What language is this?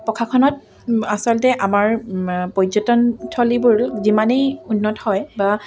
Assamese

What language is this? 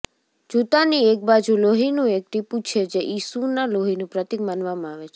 Gujarati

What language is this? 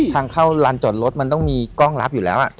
Thai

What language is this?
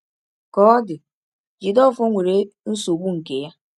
Igbo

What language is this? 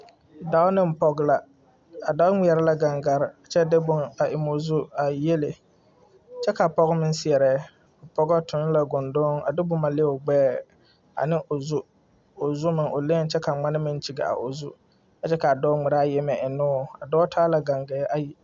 Southern Dagaare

